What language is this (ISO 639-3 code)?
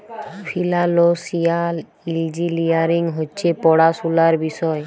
ben